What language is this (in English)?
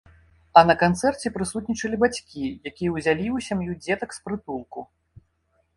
Belarusian